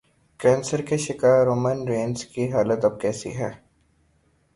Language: Urdu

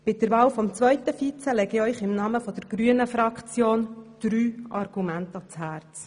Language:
Swiss German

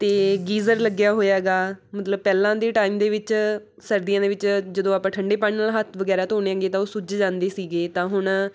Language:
Punjabi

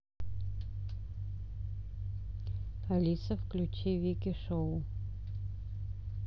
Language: Russian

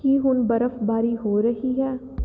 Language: Punjabi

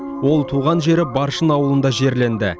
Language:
Kazakh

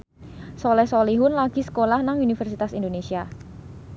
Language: Javanese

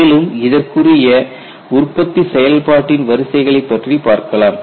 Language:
Tamil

